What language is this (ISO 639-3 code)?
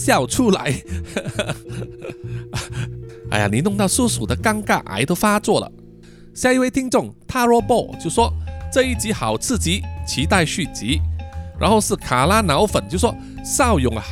zho